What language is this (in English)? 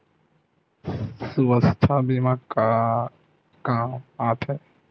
Chhattisgarhi